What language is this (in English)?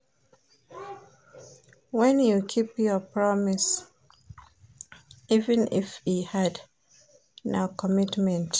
Nigerian Pidgin